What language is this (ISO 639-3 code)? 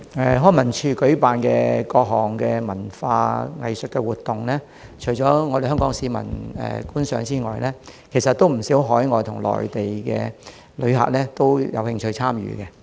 yue